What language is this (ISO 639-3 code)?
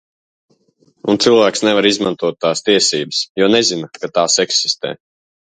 lav